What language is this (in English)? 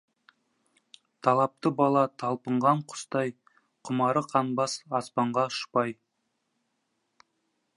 Kazakh